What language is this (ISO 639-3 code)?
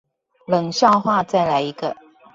zho